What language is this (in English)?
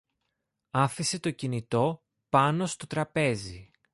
Greek